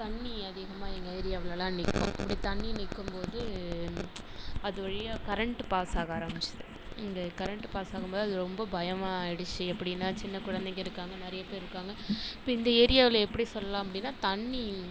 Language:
Tamil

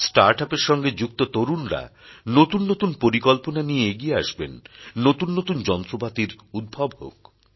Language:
Bangla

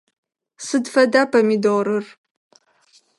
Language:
Adyghe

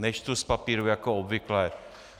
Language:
Czech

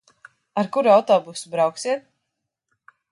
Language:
Latvian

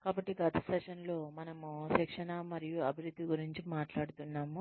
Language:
Telugu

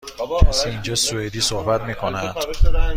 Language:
Persian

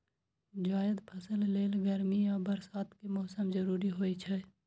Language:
Maithili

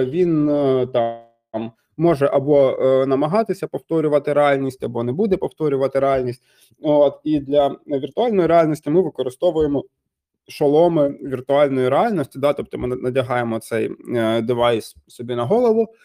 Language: Ukrainian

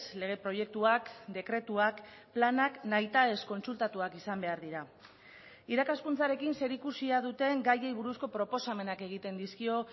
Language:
Basque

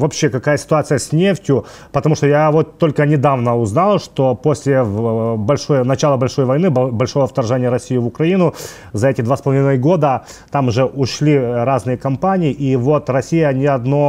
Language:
Russian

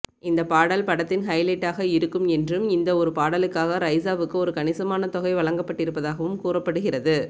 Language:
Tamil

